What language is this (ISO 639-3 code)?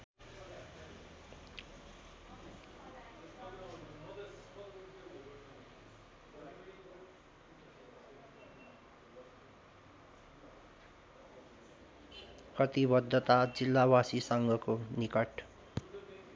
nep